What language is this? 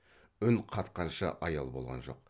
Kazakh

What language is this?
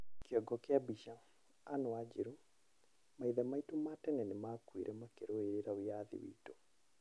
Kikuyu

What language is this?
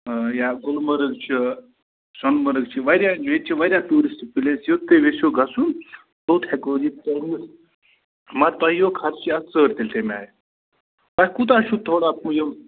Kashmiri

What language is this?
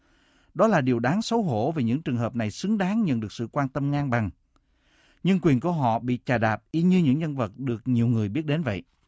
Vietnamese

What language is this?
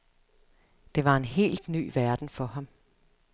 Danish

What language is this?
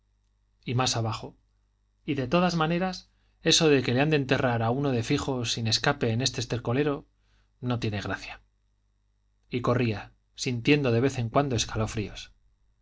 Spanish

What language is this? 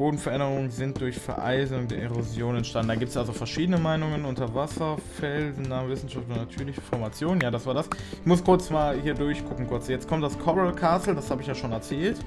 German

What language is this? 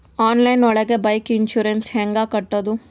Kannada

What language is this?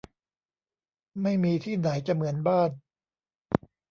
Thai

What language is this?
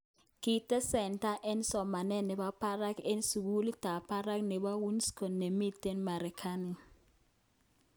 Kalenjin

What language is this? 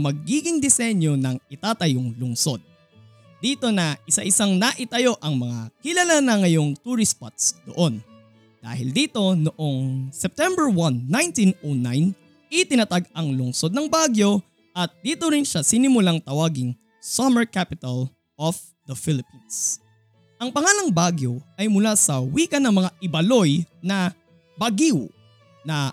Filipino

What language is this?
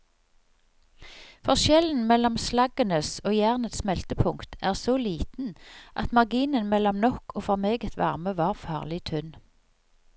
Norwegian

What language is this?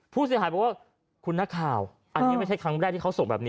Thai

